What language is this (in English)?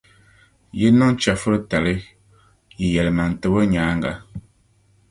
Dagbani